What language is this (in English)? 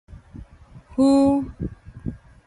Min Nan Chinese